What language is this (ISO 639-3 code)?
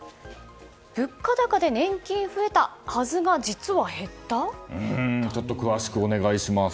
jpn